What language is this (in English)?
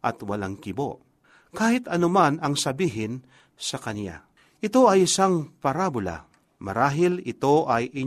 Filipino